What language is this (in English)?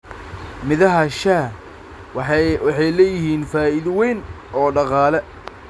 Somali